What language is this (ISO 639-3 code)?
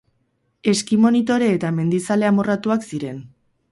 eus